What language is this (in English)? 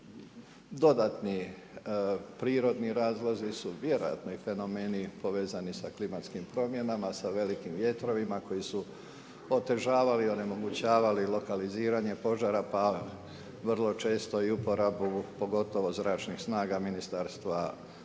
Croatian